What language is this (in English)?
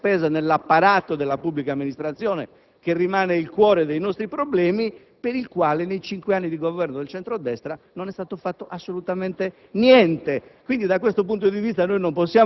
Italian